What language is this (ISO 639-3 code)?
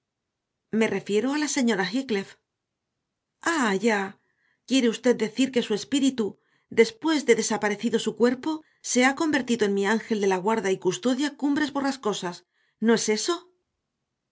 spa